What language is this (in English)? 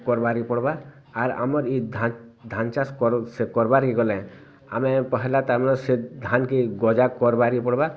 Odia